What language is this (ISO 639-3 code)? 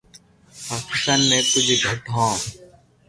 lrk